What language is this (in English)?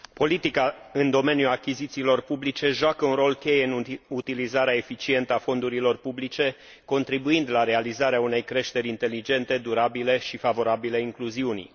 Romanian